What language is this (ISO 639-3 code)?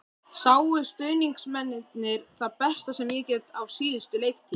isl